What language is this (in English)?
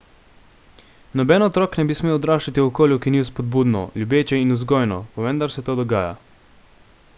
Slovenian